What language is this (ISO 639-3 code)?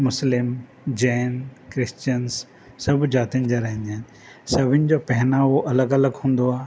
snd